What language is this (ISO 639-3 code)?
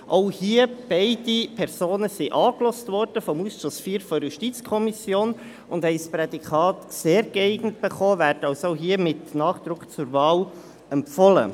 gsw